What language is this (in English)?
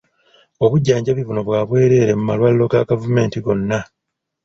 Ganda